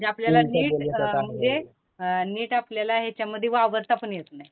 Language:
Marathi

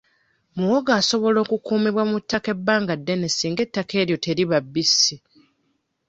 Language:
Ganda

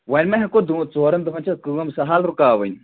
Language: Kashmiri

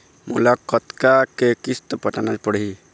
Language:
Chhattisgarhi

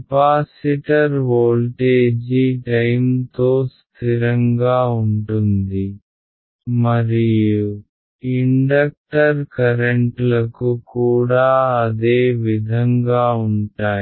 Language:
Telugu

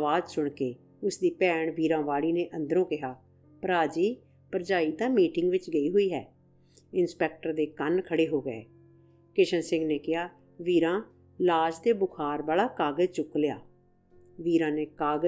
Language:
Hindi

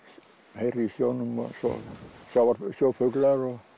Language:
Icelandic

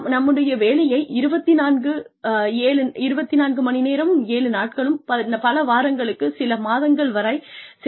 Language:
Tamil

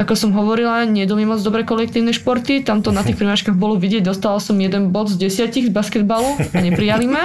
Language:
Slovak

